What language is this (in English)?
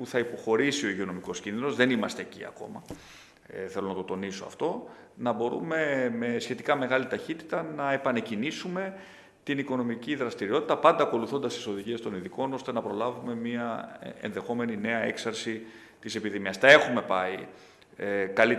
Greek